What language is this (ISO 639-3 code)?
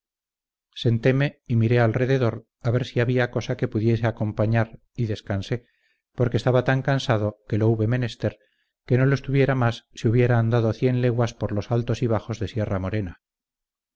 spa